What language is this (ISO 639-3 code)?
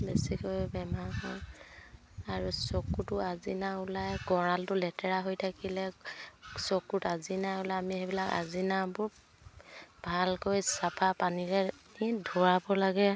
asm